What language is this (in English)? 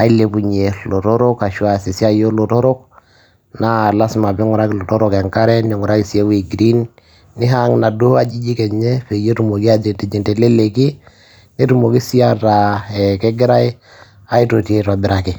Masai